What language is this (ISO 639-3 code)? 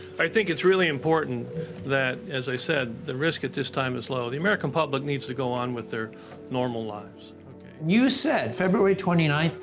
eng